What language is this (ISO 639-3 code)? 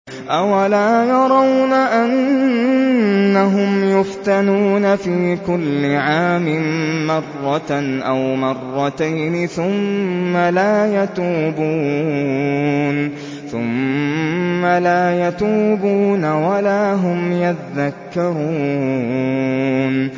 ara